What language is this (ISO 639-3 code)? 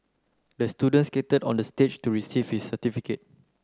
eng